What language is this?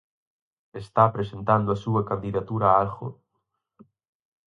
Galician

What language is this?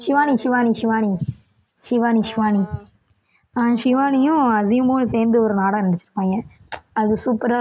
Tamil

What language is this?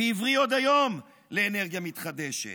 Hebrew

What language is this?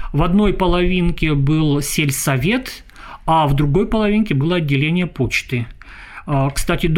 Russian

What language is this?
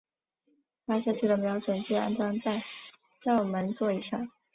Chinese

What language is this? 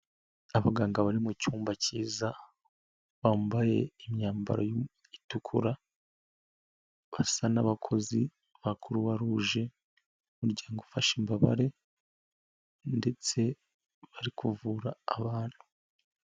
Kinyarwanda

